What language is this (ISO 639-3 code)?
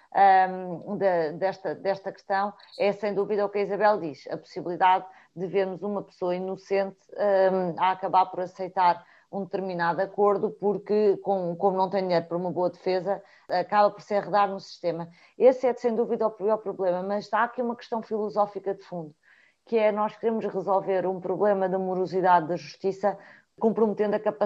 por